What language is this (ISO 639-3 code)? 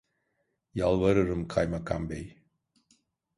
tur